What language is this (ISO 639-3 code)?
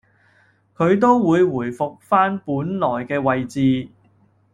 yue